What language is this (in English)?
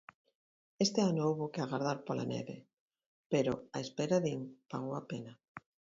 Galician